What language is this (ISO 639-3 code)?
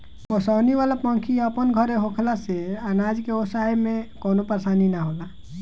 bho